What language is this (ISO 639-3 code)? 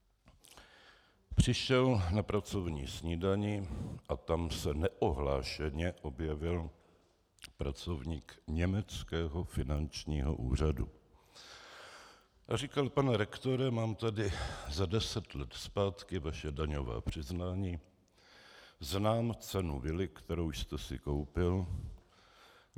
ces